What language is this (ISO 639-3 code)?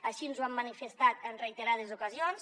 cat